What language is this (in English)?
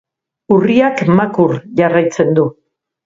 Basque